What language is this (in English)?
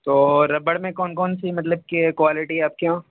Urdu